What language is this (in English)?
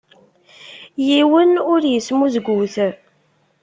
Kabyle